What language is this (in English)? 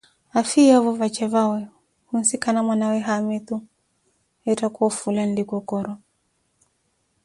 Koti